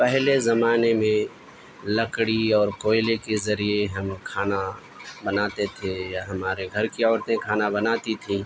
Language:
Urdu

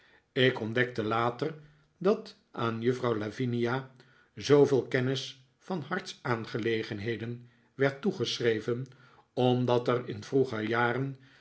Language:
Dutch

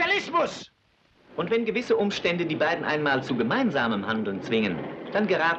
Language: German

